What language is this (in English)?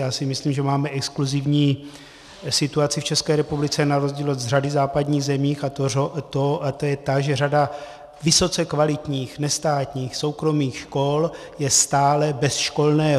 Czech